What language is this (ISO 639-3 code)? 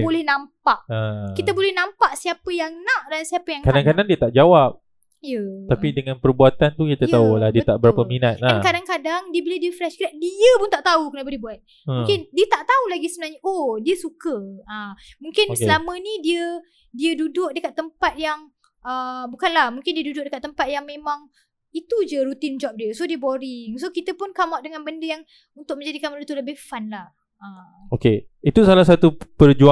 msa